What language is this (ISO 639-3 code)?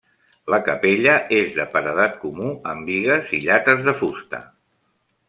cat